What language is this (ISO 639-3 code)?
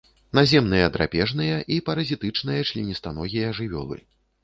bel